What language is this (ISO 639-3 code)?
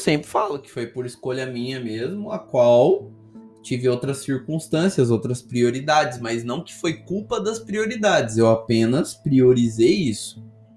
por